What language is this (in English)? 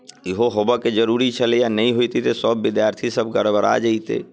Maithili